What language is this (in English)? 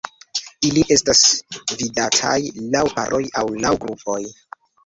Esperanto